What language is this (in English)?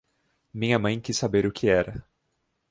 Portuguese